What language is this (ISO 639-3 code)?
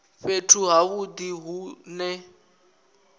ven